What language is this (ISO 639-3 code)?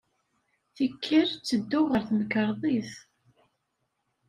kab